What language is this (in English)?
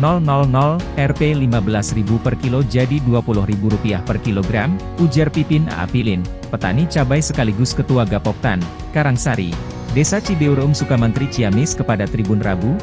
Indonesian